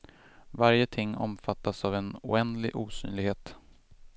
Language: Swedish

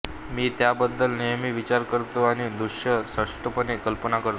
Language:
Marathi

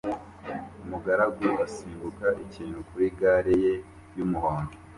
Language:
Kinyarwanda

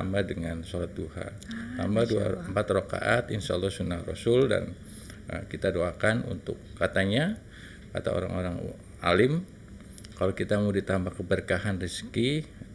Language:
Indonesian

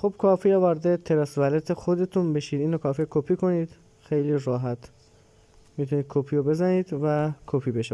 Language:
Persian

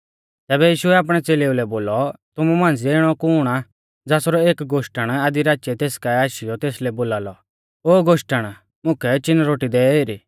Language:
Mahasu Pahari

